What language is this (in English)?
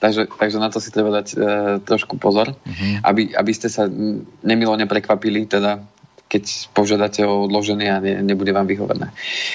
Slovak